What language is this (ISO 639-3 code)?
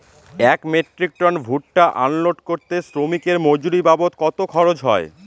ben